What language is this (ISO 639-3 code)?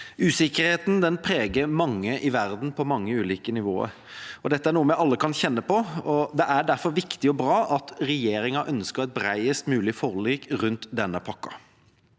nor